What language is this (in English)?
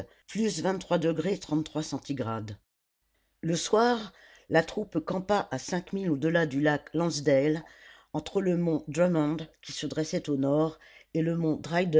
French